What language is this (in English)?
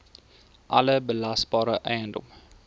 Afrikaans